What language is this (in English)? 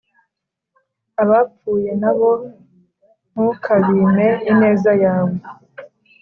Kinyarwanda